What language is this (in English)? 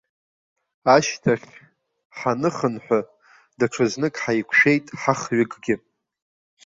Abkhazian